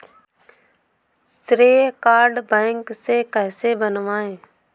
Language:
Hindi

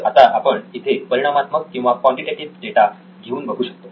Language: Marathi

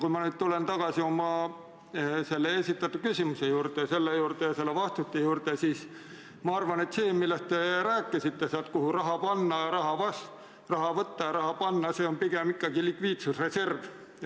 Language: Estonian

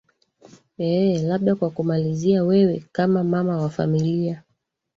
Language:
Swahili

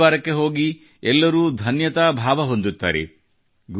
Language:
Kannada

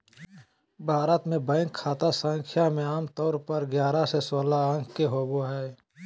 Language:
Magahi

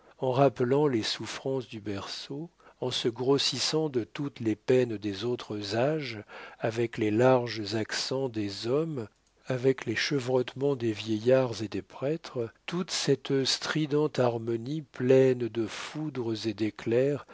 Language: French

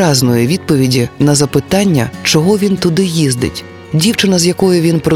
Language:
Ukrainian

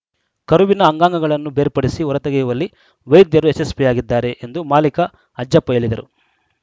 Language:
Kannada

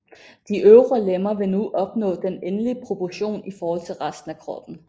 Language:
Danish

